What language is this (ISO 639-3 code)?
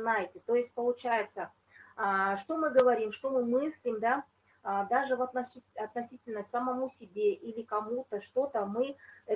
rus